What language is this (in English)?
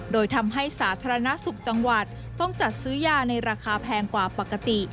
Thai